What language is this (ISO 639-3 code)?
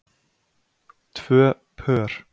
isl